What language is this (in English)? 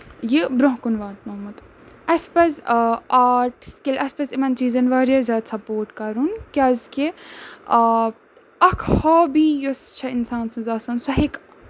Kashmiri